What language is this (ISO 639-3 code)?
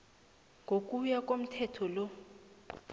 nbl